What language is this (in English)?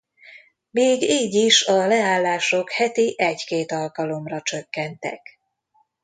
Hungarian